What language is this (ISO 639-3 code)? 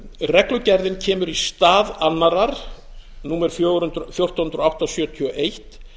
isl